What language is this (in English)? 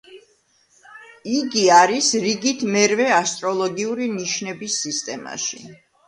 Georgian